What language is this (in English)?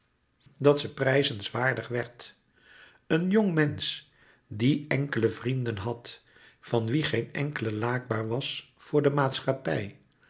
Dutch